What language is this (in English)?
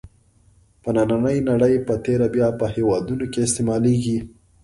Pashto